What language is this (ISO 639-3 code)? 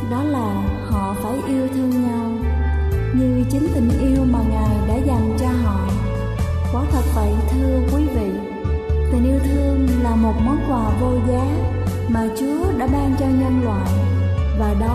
vie